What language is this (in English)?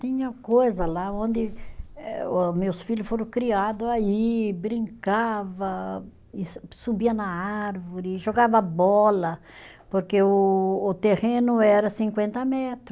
Portuguese